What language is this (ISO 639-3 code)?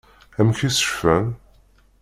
kab